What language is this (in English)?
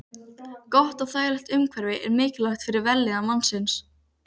Icelandic